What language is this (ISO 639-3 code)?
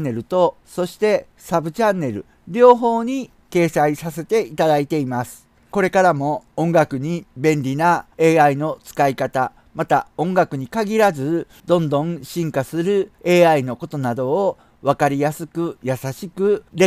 jpn